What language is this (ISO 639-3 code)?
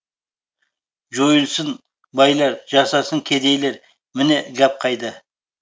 kaz